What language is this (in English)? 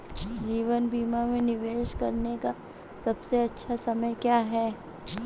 Hindi